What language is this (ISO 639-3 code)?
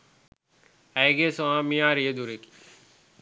sin